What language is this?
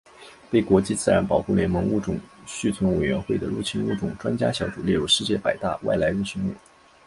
Chinese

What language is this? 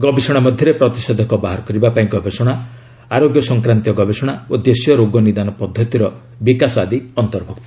Odia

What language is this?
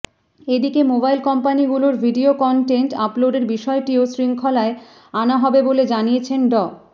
Bangla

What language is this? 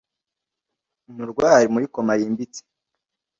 Kinyarwanda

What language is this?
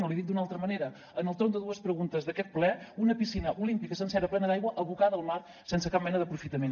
Catalan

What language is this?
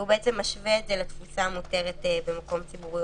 Hebrew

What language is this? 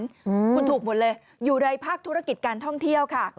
Thai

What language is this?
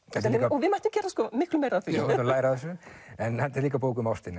Icelandic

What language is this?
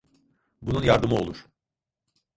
Turkish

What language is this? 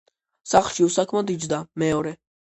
Georgian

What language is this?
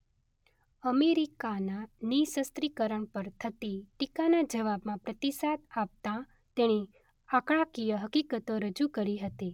Gujarati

